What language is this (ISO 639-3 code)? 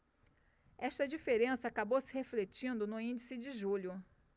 por